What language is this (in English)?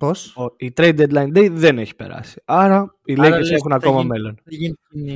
Greek